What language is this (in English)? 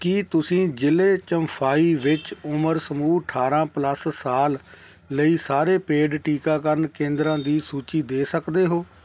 Punjabi